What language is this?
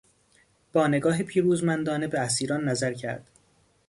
Persian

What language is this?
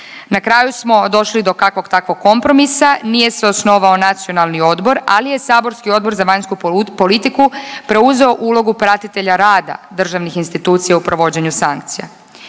Croatian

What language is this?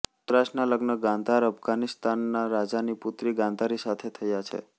Gujarati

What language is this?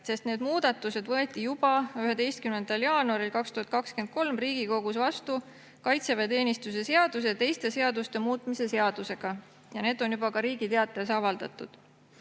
Estonian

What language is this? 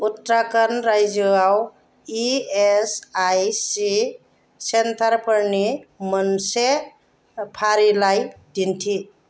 Bodo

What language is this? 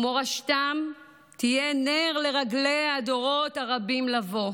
Hebrew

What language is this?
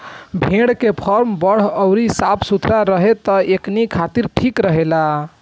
Bhojpuri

